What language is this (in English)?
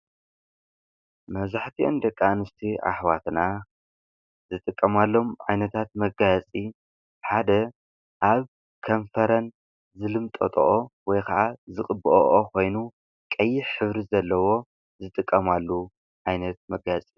Tigrinya